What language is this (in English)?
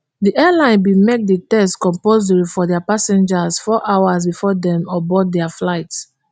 Nigerian Pidgin